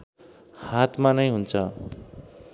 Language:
Nepali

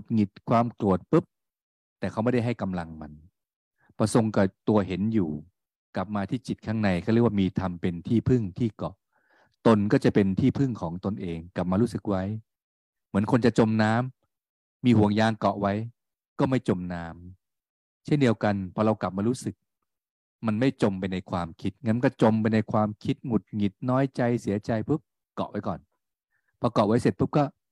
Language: Thai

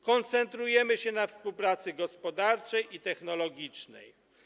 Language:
Polish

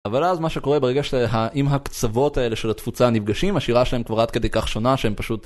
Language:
Hebrew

